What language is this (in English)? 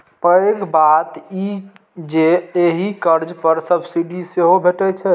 Maithili